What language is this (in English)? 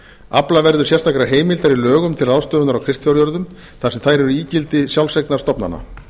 Icelandic